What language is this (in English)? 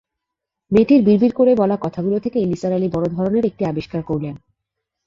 Bangla